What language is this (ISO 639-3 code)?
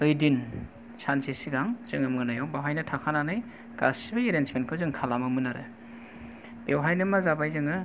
brx